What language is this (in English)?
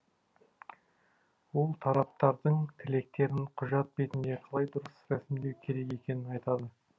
Kazakh